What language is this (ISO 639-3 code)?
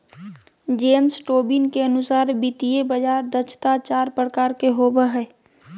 mag